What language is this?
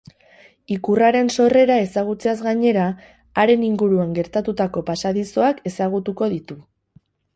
Basque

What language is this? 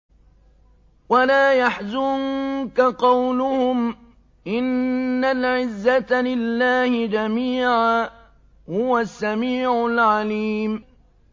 Arabic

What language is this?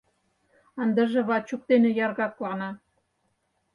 Mari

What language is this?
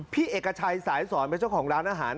Thai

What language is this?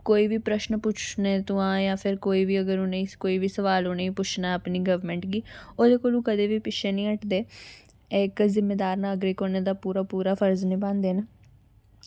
Dogri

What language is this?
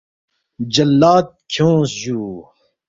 Balti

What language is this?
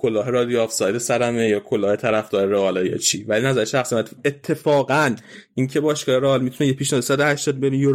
Persian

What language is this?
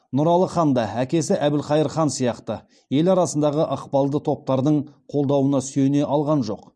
Kazakh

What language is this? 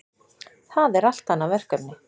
Icelandic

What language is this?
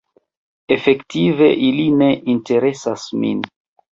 Esperanto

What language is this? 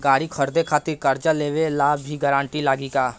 Bhojpuri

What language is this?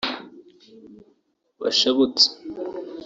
Kinyarwanda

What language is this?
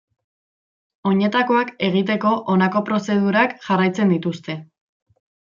Basque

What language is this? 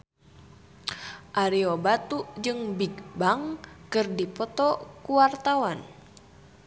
Sundanese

